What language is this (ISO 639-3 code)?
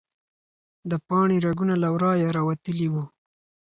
pus